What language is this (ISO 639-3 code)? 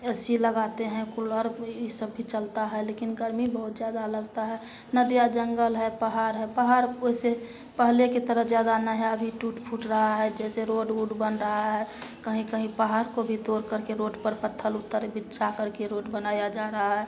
hin